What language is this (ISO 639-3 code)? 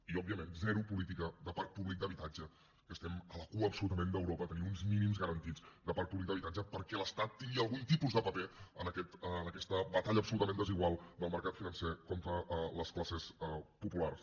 cat